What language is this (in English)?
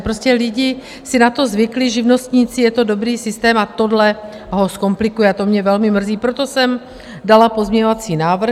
Czech